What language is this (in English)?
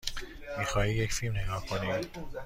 Persian